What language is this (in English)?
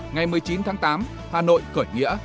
Vietnamese